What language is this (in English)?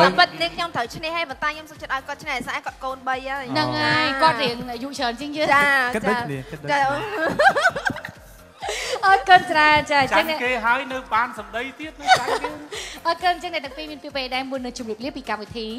Thai